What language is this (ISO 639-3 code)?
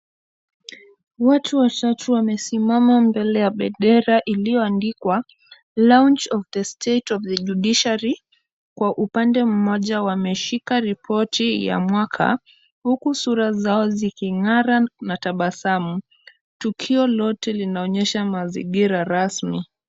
swa